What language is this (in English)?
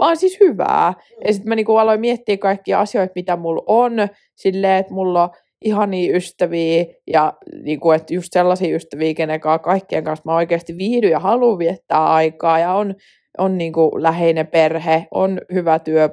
Finnish